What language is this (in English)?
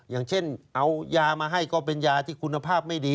Thai